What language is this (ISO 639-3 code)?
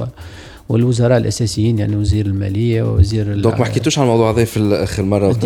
ara